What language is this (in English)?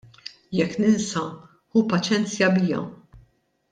Maltese